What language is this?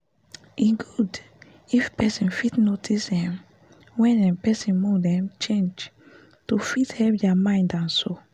Nigerian Pidgin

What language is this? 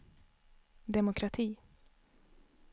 Swedish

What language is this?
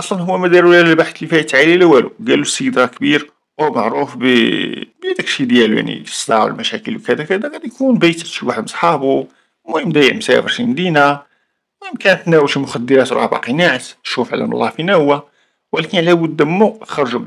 Arabic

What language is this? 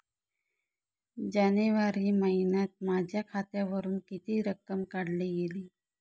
Marathi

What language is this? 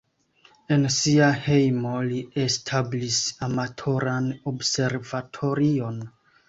Esperanto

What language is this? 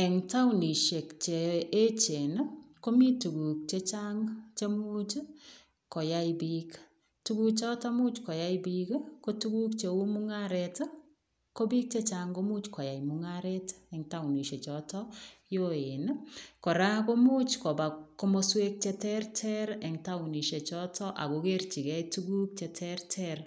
Kalenjin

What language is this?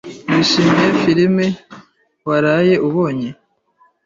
Kinyarwanda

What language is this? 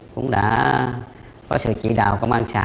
Vietnamese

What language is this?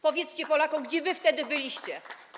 Polish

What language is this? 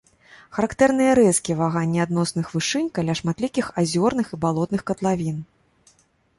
Belarusian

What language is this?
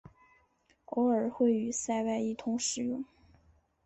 Chinese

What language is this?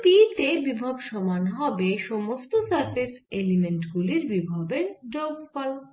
Bangla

